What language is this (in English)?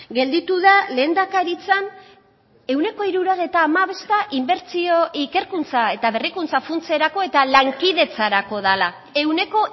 Basque